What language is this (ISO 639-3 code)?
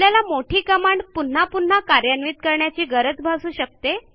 mar